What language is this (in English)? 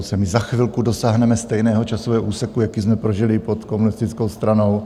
Czech